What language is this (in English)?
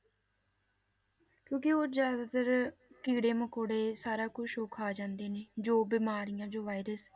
Punjabi